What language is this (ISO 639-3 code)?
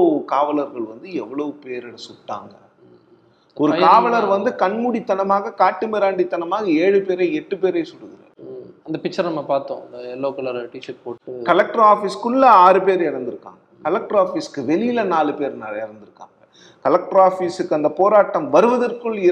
tam